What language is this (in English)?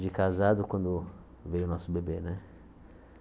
Portuguese